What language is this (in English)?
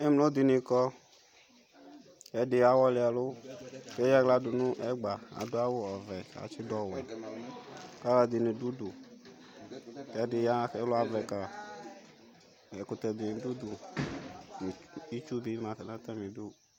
Ikposo